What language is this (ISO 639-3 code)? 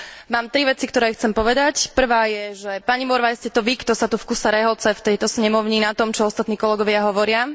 slk